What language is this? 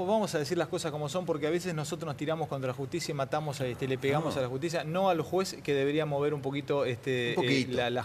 Spanish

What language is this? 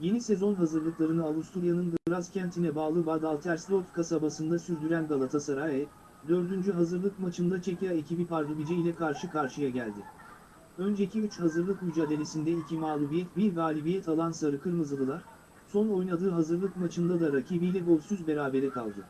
Turkish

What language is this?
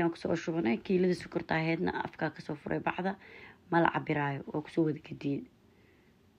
Arabic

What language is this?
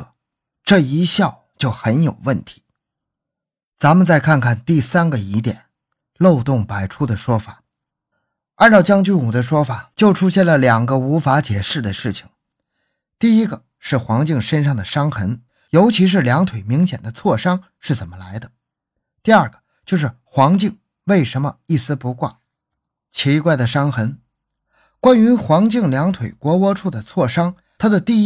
Chinese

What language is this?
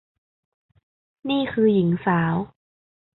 Thai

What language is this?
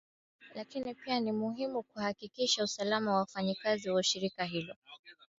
Swahili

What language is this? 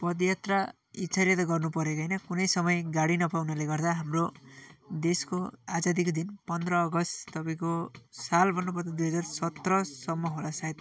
Nepali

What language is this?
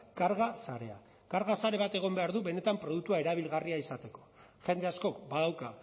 Basque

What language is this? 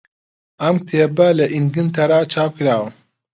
Central Kurdish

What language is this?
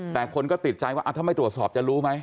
Thai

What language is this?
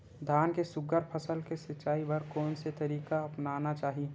Chhattisgarhi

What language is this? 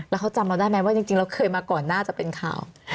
Thai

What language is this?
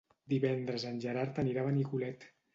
Catalan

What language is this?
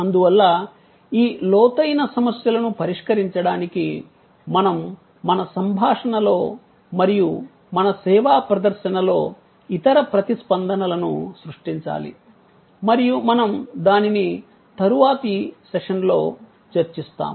Telugu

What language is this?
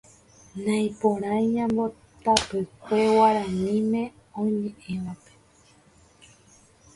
Guarani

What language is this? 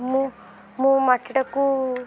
Odia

